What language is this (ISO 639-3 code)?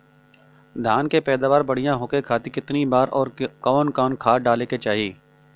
bho